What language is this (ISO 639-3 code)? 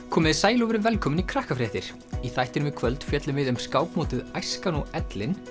isl